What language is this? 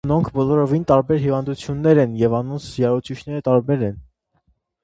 Armenian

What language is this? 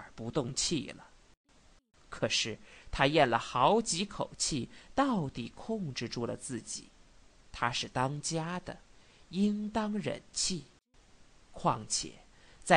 Chinese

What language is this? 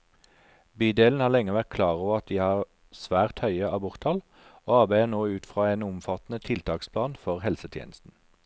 Norwegian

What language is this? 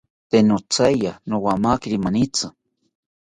South Ucayali Ashéninka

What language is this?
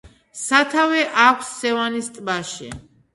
Georgian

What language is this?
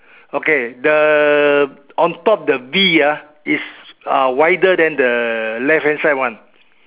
English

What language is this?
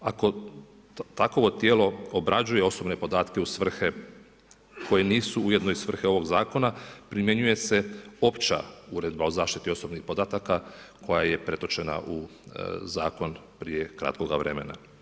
Croatian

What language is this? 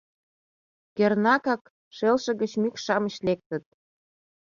Mari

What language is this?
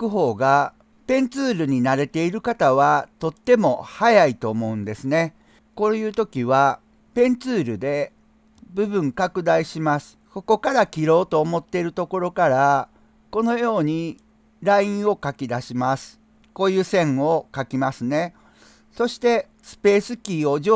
Japanese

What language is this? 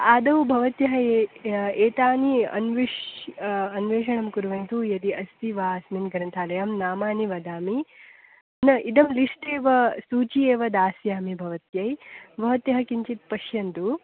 Sanskrit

